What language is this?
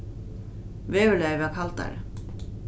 Faroese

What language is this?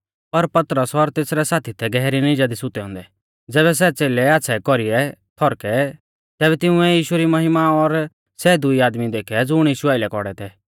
Mahasu Pahari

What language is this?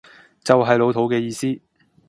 Cantonese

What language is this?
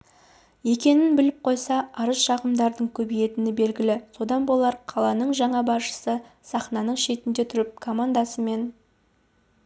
Kazakh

